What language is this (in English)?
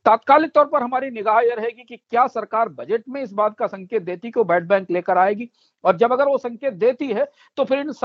Hindi